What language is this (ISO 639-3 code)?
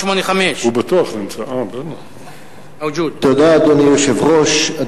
heb